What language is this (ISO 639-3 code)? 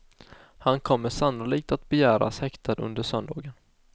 swe